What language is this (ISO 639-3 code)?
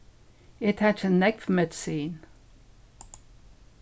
fao